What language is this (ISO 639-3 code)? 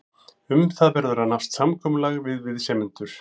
isl